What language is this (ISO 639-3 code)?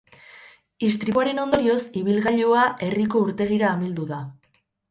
eus